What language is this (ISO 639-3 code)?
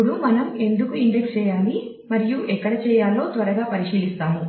tel